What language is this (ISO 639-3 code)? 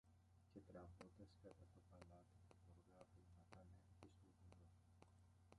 ell